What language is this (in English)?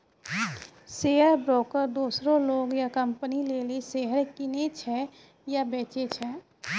Maithili